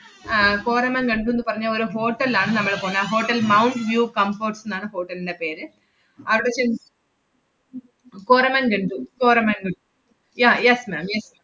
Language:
Malayalam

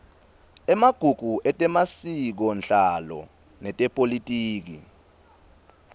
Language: Swati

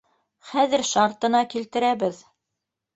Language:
Bashkir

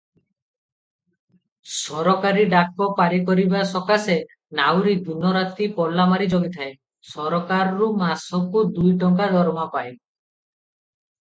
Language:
Odia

